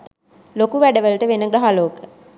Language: Sinhala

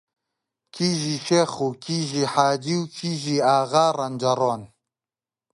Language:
Central Kurdish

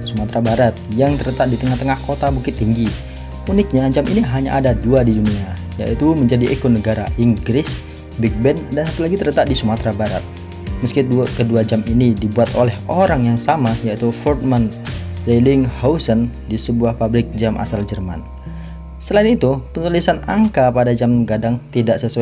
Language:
Indonesian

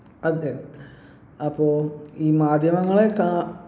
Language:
Malayalam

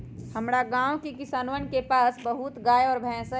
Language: Magahi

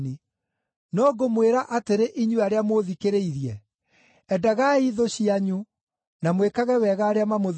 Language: Kikuyu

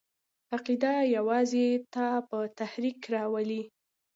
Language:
Pashto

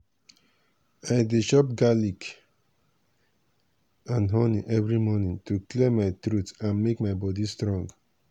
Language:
Nigerian Pidgin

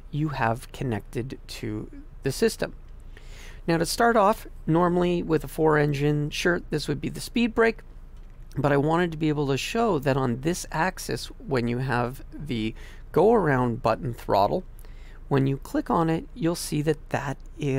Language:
English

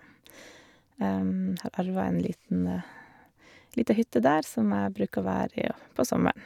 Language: Norwegian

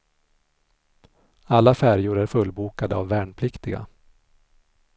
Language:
Swedish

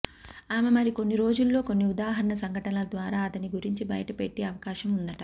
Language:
Telugu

